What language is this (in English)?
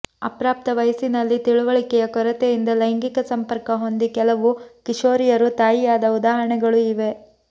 Kannada